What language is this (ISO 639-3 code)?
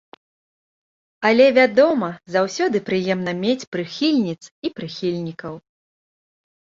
bel